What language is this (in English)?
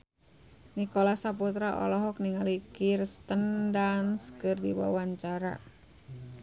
Sundanese